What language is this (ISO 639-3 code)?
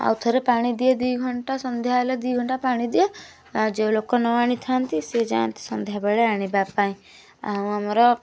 ori